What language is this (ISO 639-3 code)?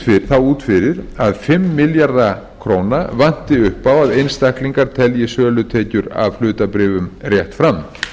isl